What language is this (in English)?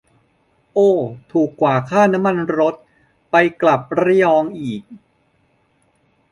Thai